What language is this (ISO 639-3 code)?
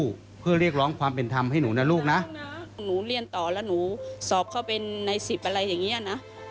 tha